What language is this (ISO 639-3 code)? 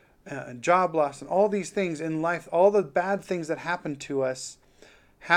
eng